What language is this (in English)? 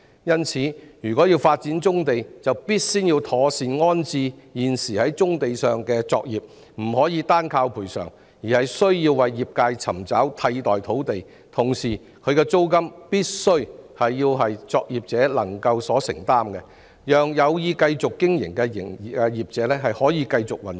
Cantonese